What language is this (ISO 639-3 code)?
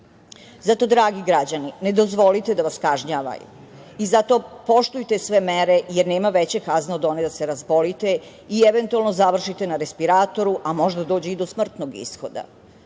srp